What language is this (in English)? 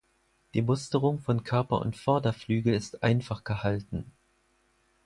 German